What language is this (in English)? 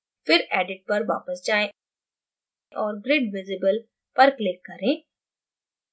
Hindi